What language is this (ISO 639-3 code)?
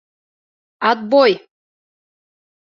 bak